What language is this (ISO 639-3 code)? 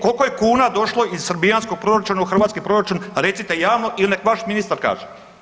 hrv